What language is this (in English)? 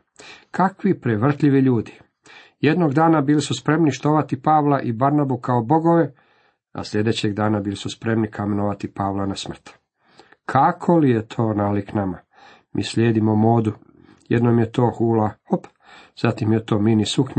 Croatian